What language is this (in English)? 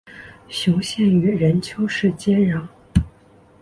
Chinese